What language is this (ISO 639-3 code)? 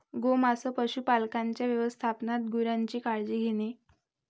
mar